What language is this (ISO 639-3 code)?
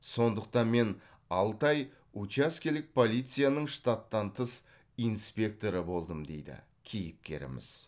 kaz